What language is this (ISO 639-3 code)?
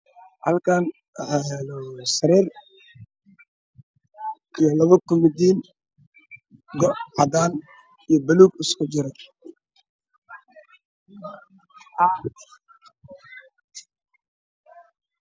som